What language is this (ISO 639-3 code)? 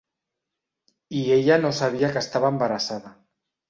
cat